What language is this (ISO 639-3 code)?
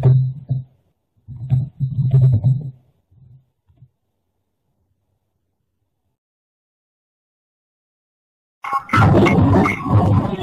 zho